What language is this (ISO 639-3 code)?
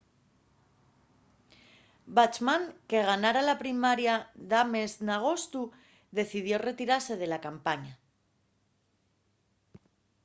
ast